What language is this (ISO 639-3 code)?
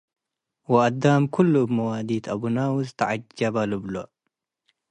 tig